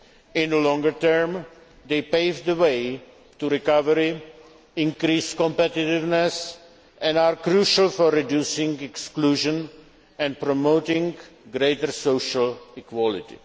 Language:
English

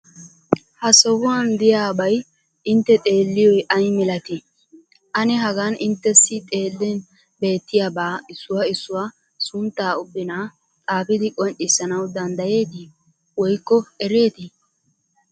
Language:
Wolaytta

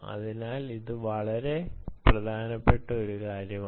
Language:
Malayalam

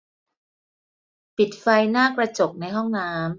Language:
Thai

